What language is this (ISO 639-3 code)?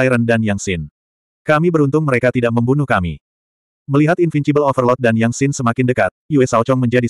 ind